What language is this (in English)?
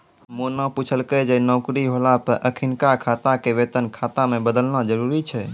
Maithili